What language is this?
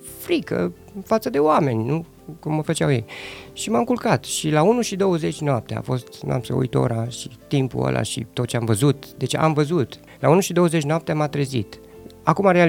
Romanian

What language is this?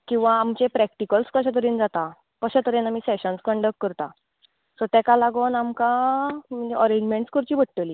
Konkani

